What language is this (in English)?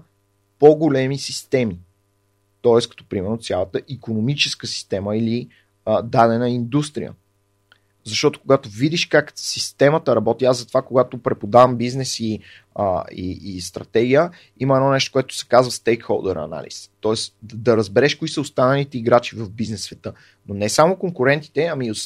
Bulgarian